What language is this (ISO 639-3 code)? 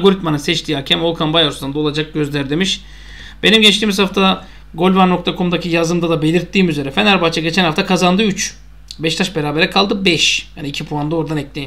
tur